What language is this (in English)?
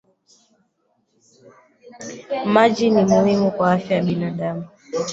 Swahili